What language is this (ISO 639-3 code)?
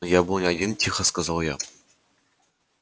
rus